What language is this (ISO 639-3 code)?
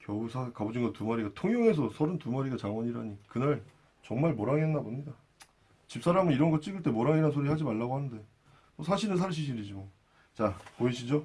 kor